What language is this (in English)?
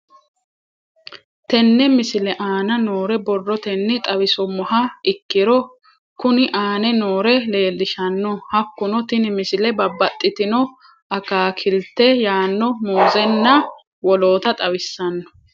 Sidamo